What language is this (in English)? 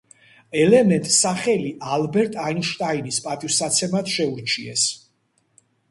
Georgian